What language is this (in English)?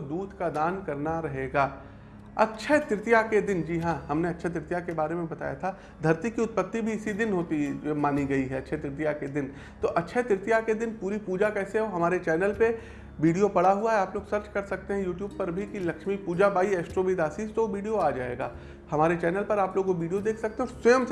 Hindi